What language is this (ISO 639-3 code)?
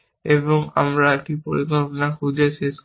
ben